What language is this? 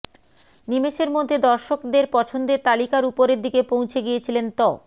Bangla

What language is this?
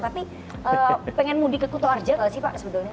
Indonesian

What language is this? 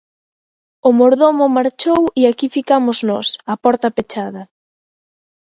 Galician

